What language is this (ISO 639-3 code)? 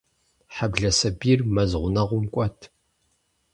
kbd